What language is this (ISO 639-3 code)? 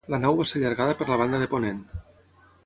cat